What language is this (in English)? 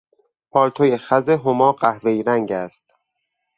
Persian